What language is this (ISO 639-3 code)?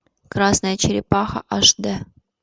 rus